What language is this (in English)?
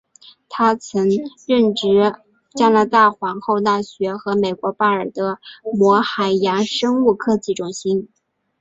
Chinese